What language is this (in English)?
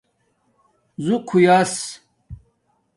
Domaaki